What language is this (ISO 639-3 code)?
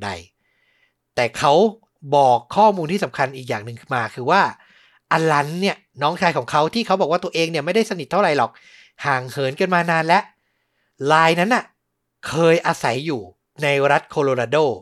tha